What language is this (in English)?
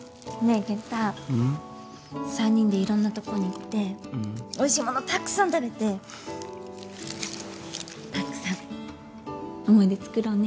Japanese